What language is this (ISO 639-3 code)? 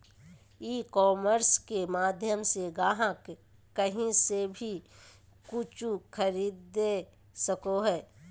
mag